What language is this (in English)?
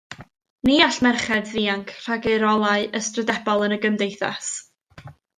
Welsh